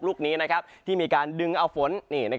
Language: Thai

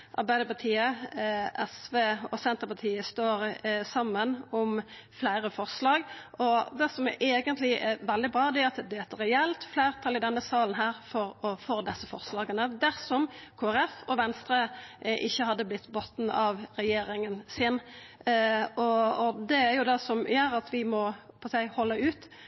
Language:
Norwegian Nynorsk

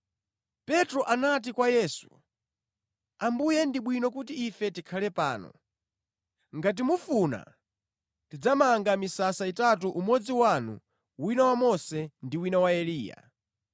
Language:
Nyanja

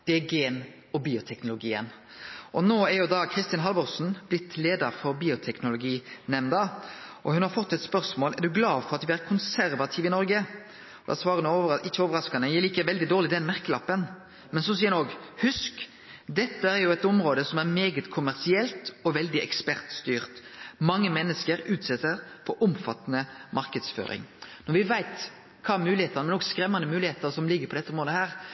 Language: Norwegian Nynorsk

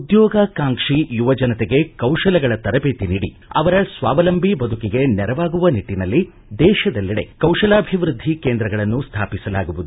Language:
Kannada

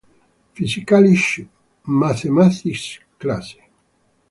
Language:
Spanish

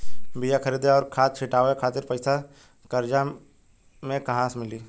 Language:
Bhojpuri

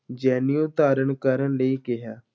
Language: Punjabi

